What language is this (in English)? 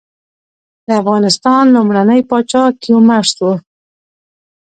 Pashto